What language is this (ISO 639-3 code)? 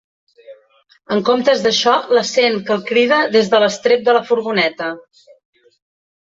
cat